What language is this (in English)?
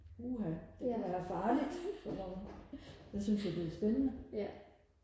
Danish